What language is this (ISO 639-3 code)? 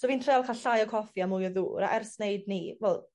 cym